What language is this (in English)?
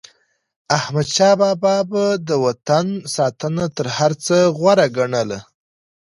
Pashto